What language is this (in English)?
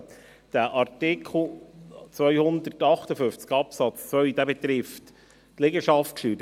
Swiss German